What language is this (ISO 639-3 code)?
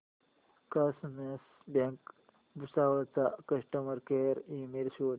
mar